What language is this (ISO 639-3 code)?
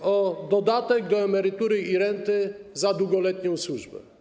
pol